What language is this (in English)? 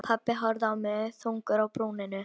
Icelandic